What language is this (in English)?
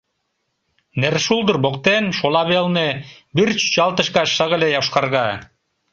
Mari